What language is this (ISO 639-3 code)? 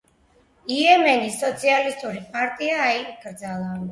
kat